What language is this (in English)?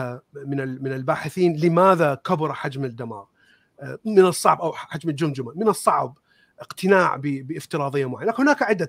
Arabic